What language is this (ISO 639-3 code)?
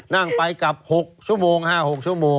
tha